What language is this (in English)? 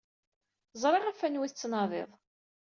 Kabyle